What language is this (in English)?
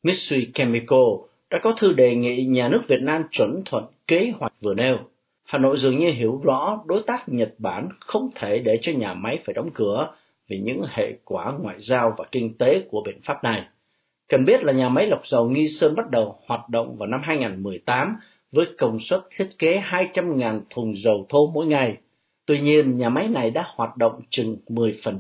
Vietnamese